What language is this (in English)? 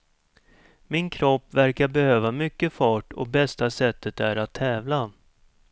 Swedish